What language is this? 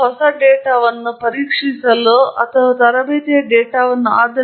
Kannada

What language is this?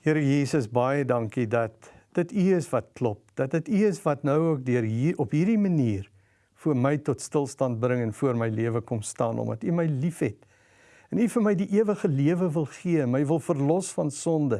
Dutch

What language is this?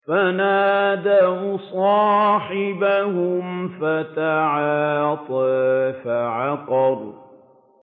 Arabic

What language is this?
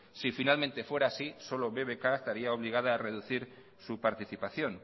Spanish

